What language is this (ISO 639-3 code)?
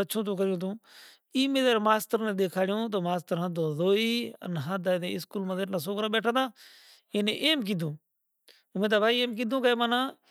gjk